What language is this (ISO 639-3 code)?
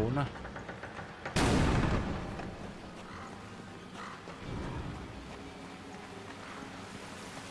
vie